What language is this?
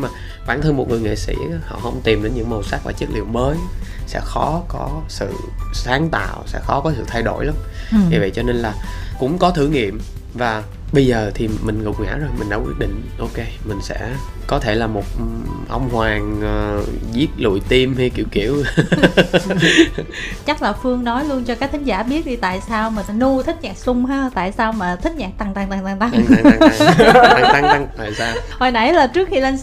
Vietnamese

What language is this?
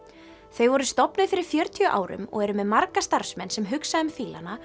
Icelandic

